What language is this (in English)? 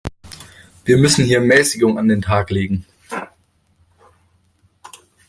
German